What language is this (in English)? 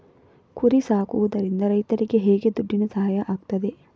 Kannada